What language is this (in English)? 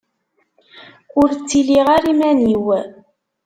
Kabyle